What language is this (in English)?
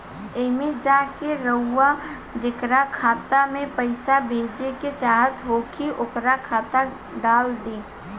Bhojpuri